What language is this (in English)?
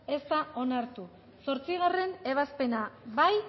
Basque